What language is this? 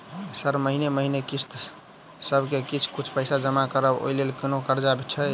Maithili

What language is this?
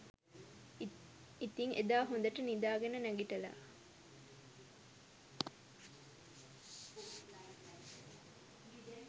Sinhala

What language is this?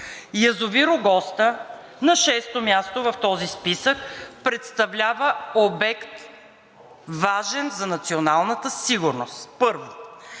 Bulgarian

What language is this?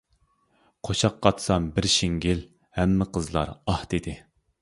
Uyghur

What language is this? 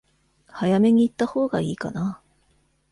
Japanese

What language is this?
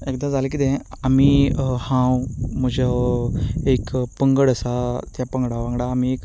Konkani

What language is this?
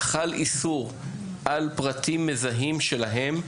Hebrew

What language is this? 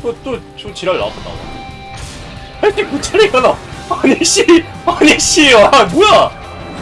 Korean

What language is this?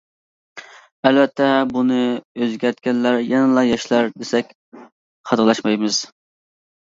Uyghur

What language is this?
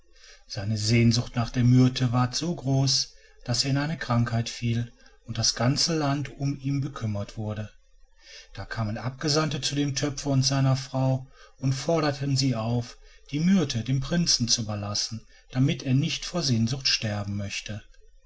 German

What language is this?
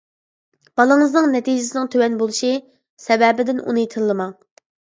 Uyghur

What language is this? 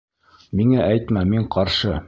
Bashkir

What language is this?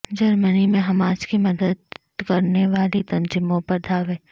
Urdu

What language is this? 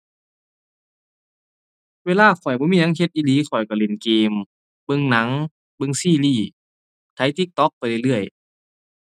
Thai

